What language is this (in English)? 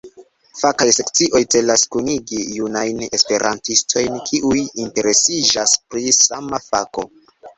Esperanto